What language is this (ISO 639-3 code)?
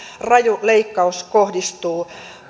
fin